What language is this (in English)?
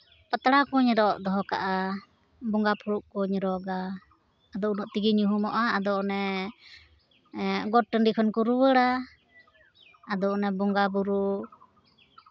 Santali